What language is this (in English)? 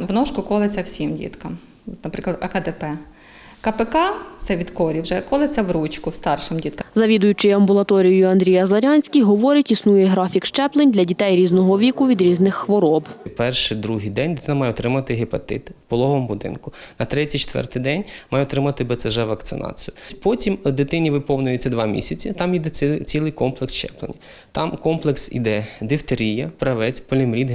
Ukrainian